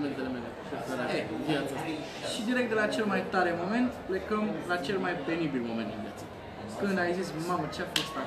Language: Romanian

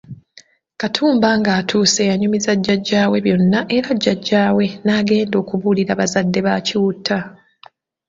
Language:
Ganda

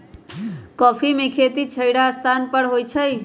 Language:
Magahi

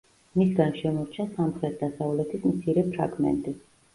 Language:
Georgian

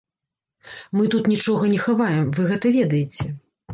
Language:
Belarusian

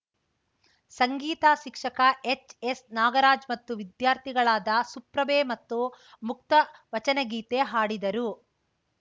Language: Kannada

